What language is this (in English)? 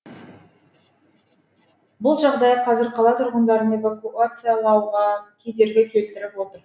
Kazakh